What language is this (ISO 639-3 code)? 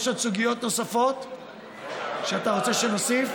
heb